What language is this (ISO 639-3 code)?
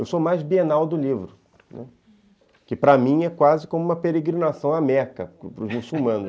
por